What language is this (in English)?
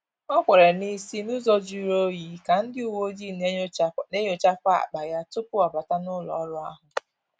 Igbo